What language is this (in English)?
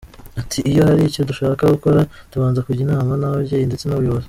Kinyarwanda